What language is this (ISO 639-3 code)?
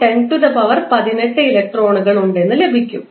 mal